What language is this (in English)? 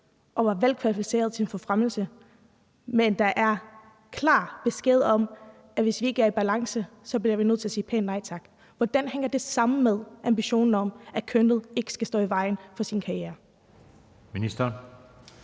Danish